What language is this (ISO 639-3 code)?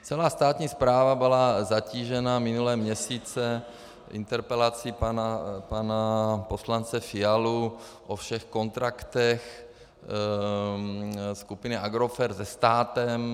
ces